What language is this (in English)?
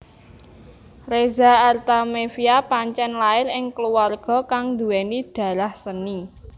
Javanese